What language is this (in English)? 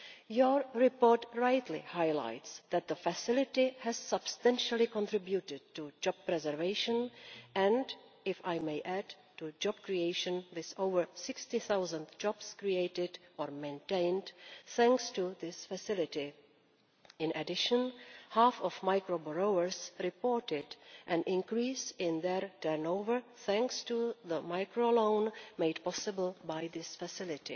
English